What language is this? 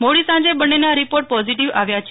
Gujarati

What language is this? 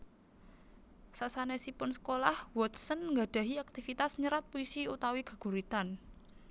Javanese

